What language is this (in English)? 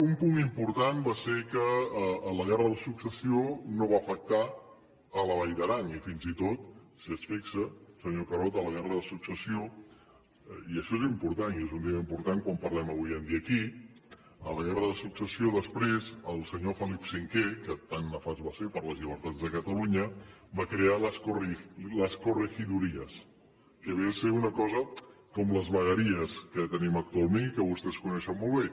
Catalan